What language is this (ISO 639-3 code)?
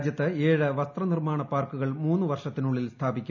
mal